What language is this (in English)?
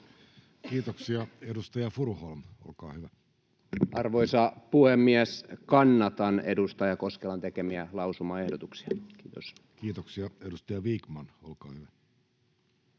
Finnish